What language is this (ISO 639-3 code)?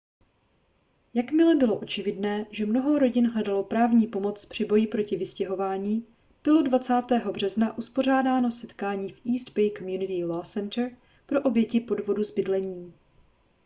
ces